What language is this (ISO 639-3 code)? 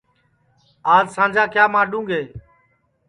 ssi